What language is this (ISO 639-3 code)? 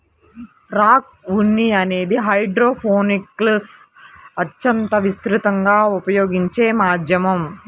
tel